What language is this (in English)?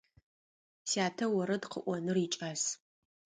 Adyghe